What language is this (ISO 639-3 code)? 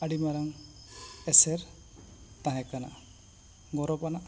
sat